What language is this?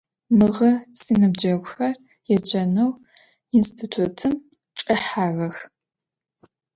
Adyghe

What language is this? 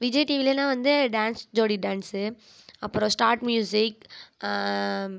Tamil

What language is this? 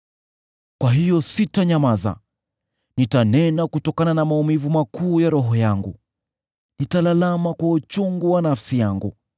Swahili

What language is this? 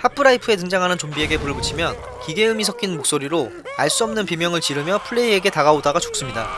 Korean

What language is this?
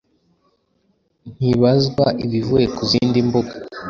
Kinyarwanda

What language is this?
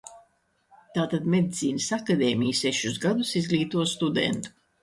Latvian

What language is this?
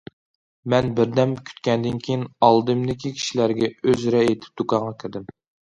Uyghur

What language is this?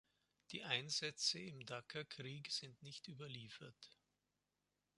German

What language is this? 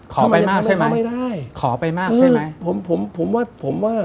Thai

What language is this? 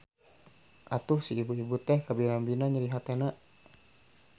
Sundanese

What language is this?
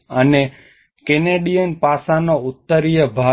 Gujarati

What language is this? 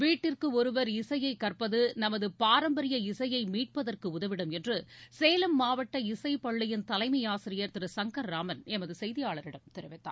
Tamil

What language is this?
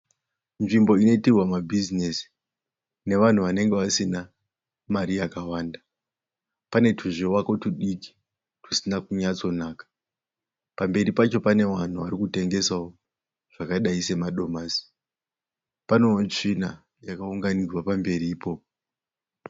Shona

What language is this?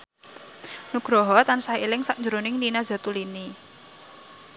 Javanese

